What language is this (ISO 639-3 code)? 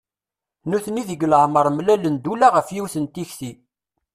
kab